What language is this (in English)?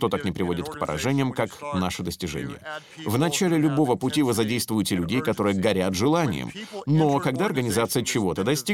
Russian